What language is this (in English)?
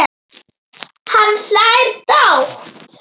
Icelandic